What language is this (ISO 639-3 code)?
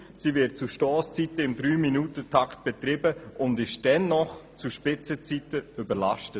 gsw